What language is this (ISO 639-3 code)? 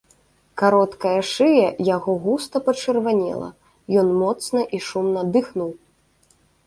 bel